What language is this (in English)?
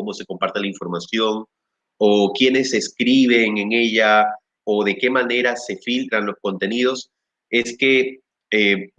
Spanish